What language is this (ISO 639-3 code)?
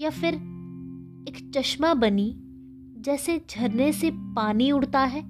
hin